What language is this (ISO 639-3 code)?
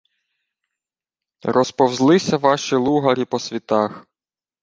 ukr